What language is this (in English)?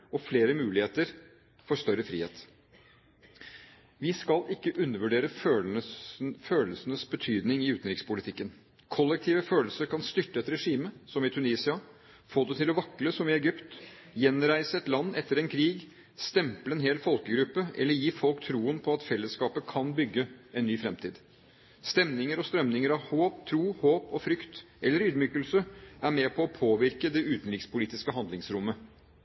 Norwegian Bokmål